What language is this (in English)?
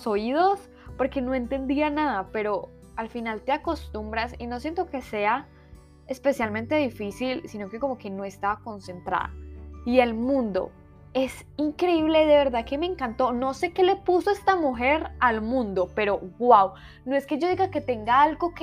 Spanish